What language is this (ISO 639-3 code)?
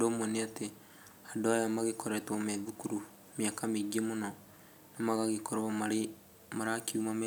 kik